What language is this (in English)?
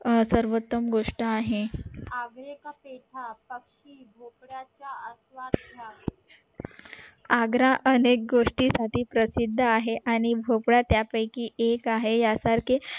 Marathi